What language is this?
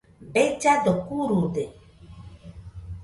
Nüpode Huitoto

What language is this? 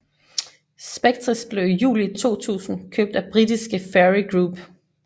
Danish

